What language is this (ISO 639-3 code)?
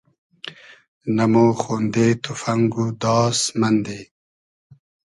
haz